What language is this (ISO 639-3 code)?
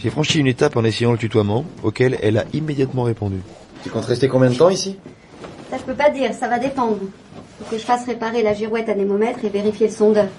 fra